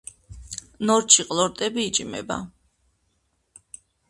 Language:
Georgian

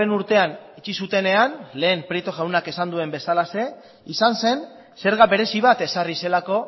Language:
Basque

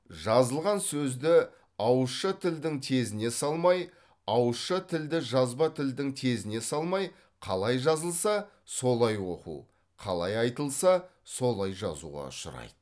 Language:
Kazakh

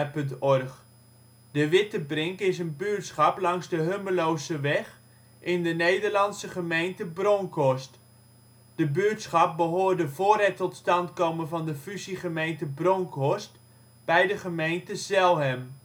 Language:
Dutch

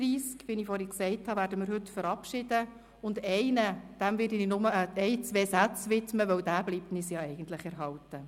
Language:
Swiss German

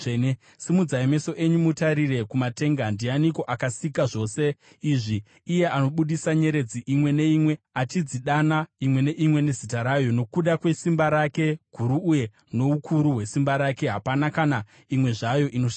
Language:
Shona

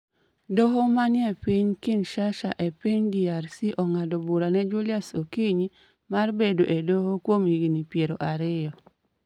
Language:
Luo (Kenya and Tanzania)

